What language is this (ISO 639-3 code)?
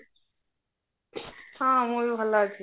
ori